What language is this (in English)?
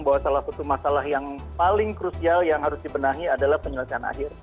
Indonesian